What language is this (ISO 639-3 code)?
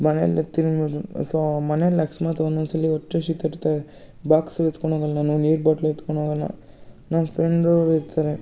kan